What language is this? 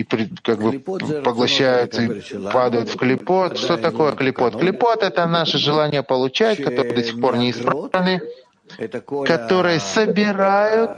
Russian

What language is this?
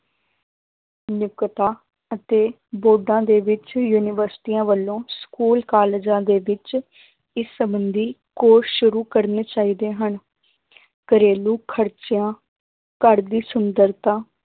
Punjabi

